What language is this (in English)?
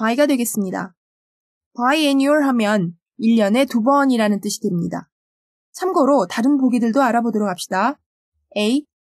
Korean